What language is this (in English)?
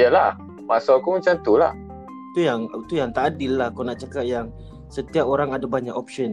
Malay